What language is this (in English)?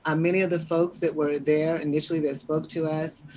English